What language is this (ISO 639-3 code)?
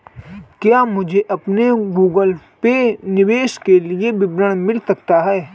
hin